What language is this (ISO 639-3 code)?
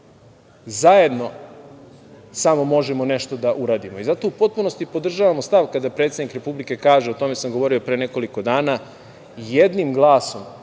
srp